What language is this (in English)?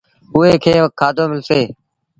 Sindhi Bhil